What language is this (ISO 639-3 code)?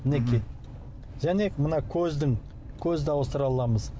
kaz